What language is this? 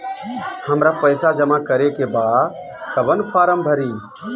Bhojpuri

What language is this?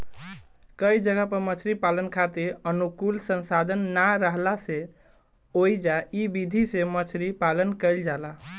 Bhojpuri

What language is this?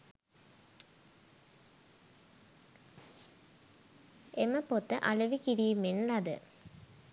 Sinhala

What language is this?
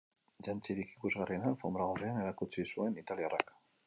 Basque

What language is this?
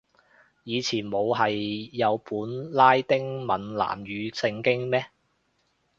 Cantonese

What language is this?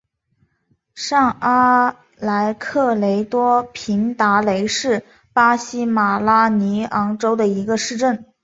Chinese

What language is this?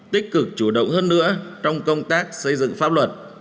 Vietnamese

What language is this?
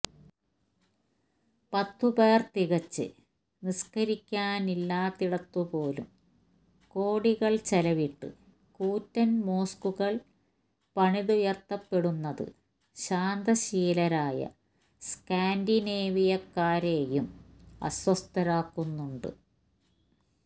Malayalam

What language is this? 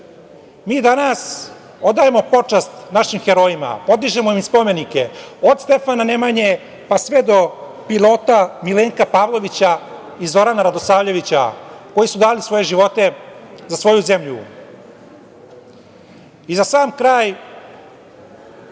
Serbian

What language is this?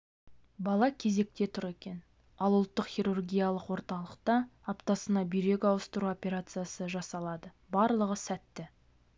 Kazakh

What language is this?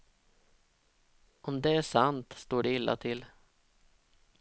Swedish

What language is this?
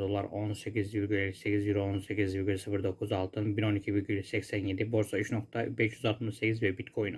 Turkish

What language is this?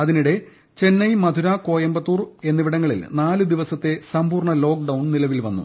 Malayalam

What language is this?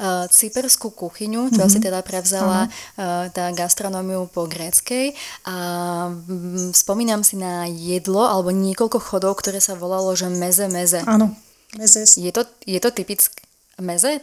Slovak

